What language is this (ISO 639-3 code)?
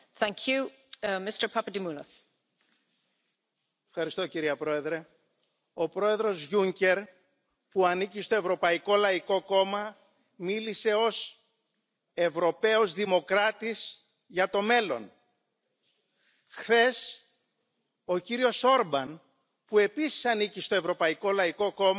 ces